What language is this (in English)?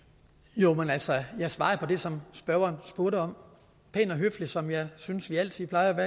Danish